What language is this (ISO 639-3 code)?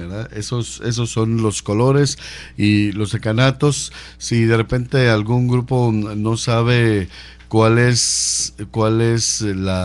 spa